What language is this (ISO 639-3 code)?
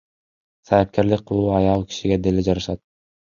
kir